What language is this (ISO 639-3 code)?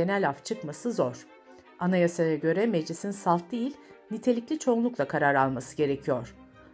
tur